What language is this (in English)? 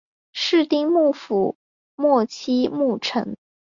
Chinese